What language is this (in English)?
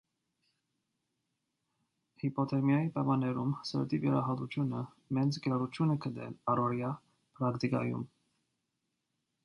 Armenian